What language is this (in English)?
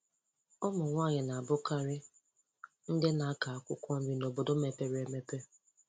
Igbo